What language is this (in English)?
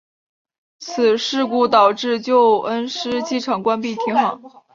Chinese